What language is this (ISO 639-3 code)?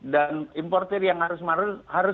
ind